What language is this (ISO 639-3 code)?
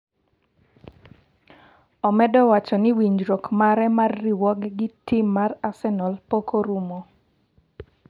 luo